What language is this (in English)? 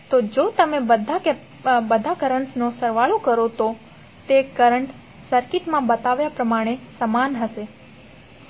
Gujarati